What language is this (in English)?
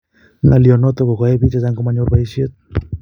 Kalenjin